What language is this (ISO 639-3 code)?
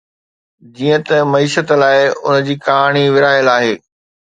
snd